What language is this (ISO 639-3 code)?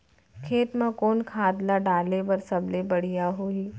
hne